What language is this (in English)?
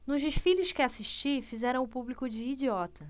Portuguese